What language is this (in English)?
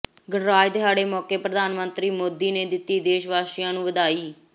Punjabi